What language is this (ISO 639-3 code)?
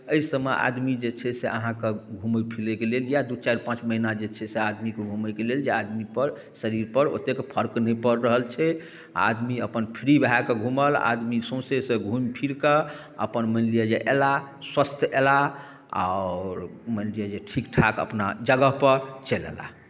mai